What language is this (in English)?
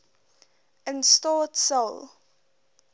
Afrikaans